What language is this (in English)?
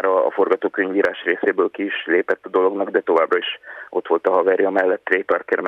Hungarian